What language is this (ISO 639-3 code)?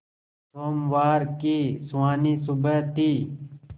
hin